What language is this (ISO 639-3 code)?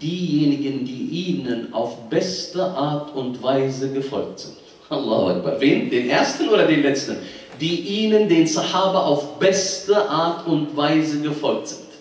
deu